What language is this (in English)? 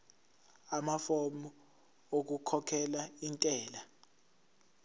Zulu